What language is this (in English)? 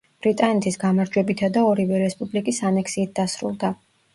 Georgian